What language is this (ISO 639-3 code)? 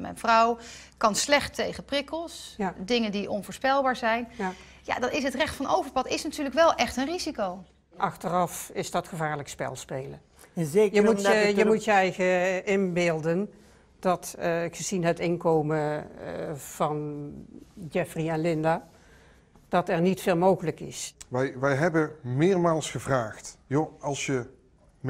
nld